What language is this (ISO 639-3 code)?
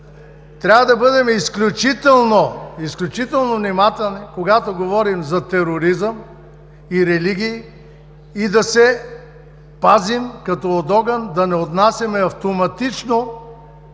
bul